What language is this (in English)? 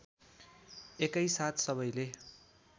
Nepali